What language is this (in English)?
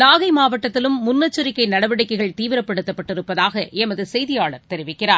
Tamil